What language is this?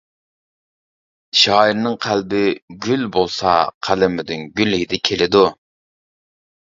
Uyghur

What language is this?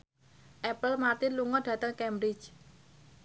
Javanese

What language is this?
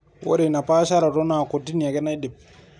Masai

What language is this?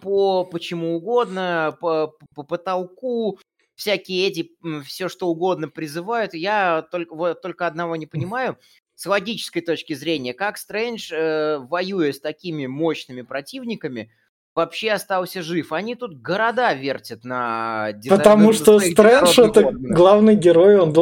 Russian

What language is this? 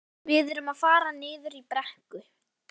Icelandic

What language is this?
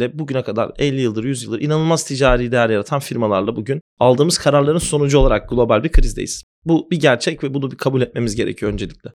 Turkish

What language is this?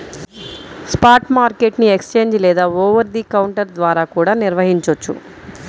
Telugu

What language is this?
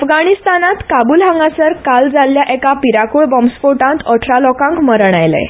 Konkani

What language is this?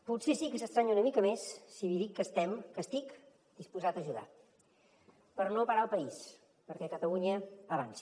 Catalan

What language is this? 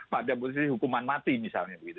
Indonesian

